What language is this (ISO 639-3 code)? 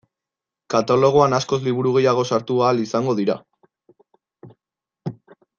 eus